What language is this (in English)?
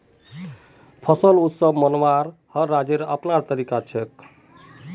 Magahi